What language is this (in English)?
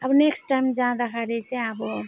Nepali